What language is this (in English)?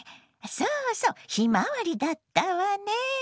Japanese